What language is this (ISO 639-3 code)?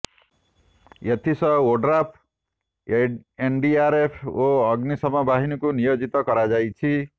ori